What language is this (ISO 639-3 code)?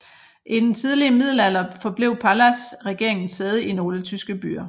dan